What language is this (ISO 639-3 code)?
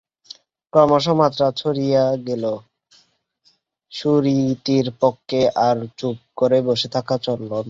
ben